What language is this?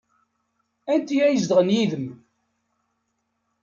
Kabyle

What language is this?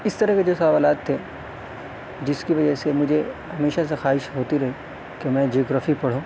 Urdu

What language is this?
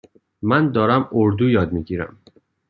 Persian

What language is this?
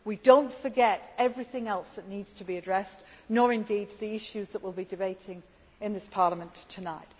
English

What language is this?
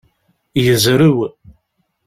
Kabyle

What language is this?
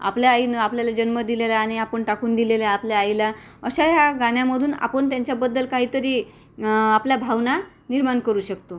Marathi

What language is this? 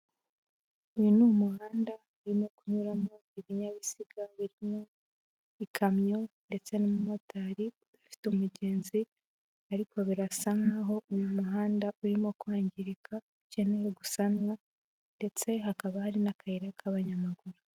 Kinyarwanda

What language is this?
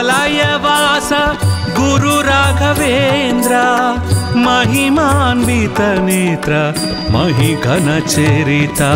Romanian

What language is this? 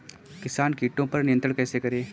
Hindi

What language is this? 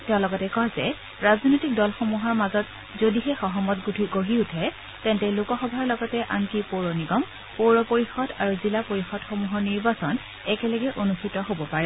Assamese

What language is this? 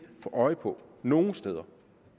Danish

